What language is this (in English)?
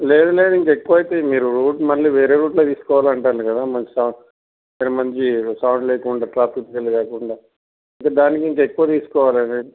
Telugu